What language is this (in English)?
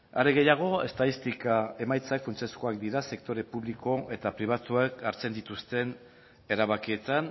Basque